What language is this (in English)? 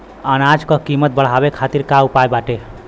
Bhojpuri